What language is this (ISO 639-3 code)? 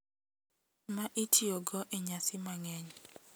luo